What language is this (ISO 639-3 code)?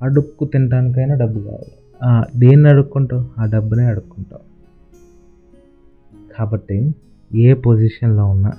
tel